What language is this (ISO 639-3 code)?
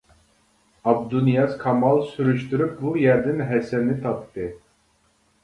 uig